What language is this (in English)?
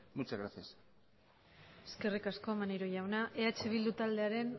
Basque